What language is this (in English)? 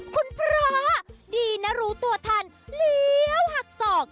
Thai